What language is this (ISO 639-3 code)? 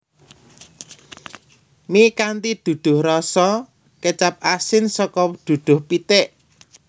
jav